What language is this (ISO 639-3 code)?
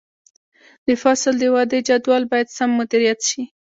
pus